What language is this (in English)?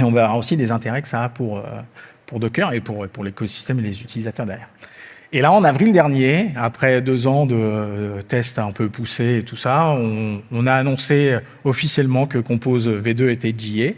French